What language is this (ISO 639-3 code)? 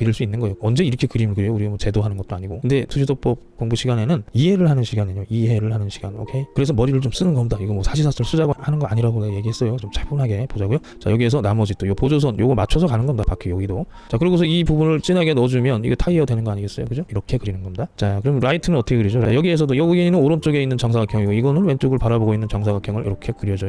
kor